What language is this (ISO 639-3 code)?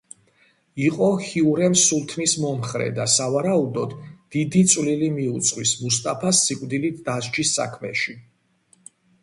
kat